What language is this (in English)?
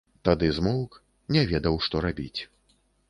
Belarusian